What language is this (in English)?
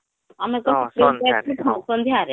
Odia